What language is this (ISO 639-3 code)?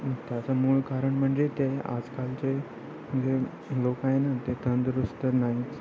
mar